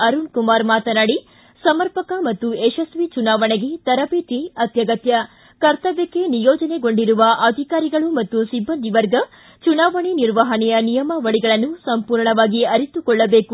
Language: Kannada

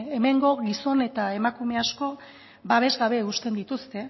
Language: Basque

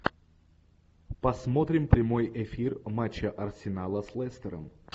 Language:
Russian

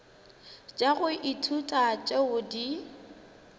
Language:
Northern Sotho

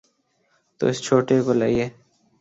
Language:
Urdu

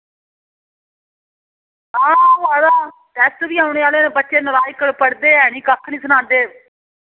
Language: Dogri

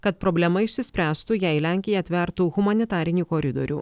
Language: Lithuanian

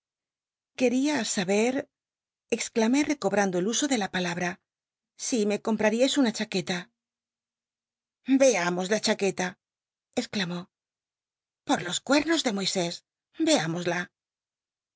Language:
Spanish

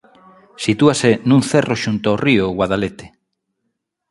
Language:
Galician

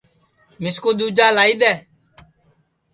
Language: Sansi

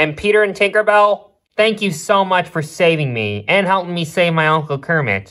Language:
English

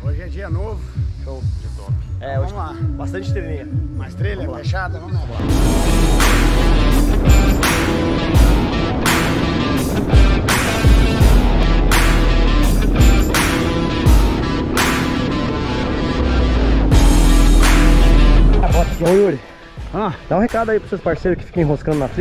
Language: Portuguese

